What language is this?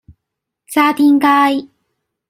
Cantonese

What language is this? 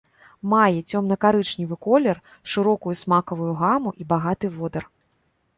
Belarusian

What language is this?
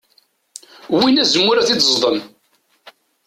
Kabyle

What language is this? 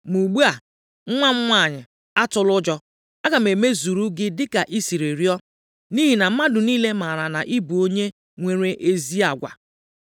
Igbo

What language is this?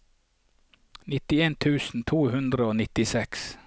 Norwegian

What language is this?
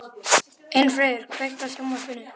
Icelandic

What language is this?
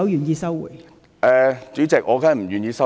Cantonese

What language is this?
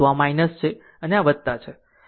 Gujarati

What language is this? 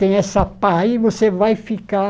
Portuguese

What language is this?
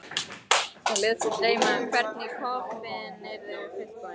Icelandic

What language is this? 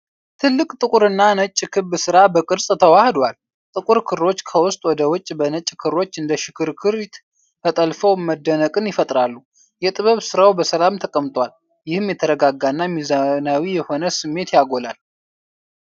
Amharic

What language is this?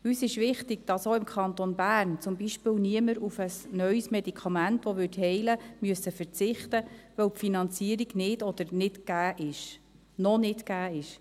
Swiss German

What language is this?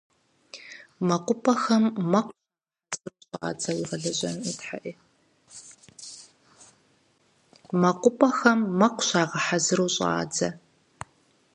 Kabardian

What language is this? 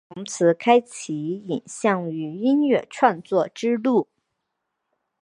Chinese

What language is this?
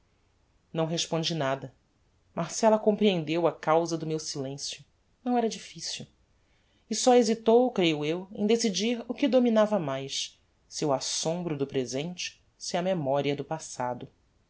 Portuguese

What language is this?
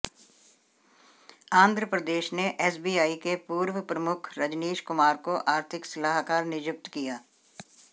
Hindi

